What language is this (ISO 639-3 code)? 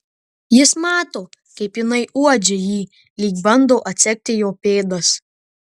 lit